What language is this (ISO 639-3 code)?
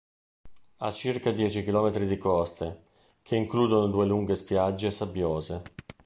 ita